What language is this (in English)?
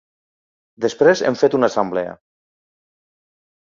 Catalan